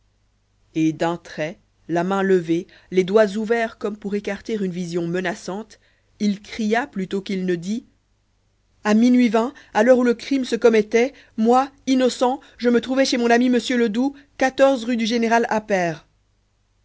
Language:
French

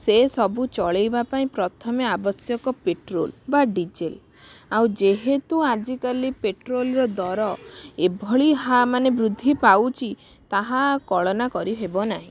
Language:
Odia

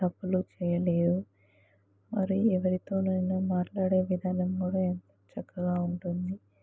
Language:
Telugu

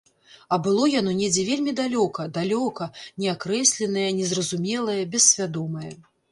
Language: Belarusian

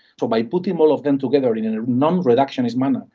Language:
English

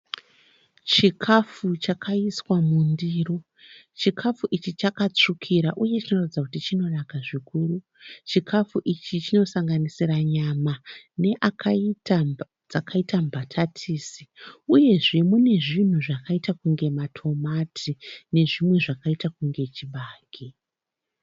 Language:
Shona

